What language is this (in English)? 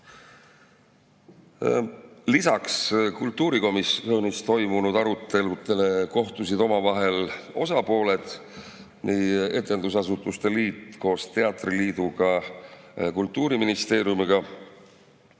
Estonian